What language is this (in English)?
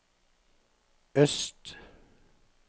Norwegian